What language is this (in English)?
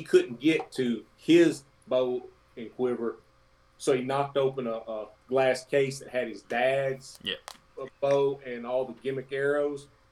English